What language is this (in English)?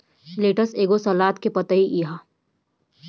Bhojpuri